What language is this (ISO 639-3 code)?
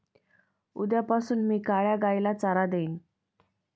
mar